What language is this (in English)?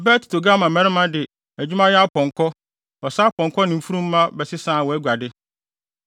Akan